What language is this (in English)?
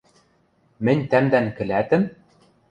Western Mari